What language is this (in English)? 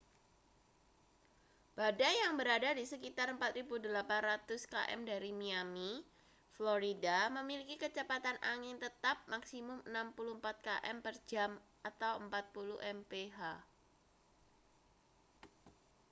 Indonesian